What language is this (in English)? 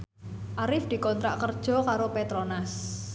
Javanese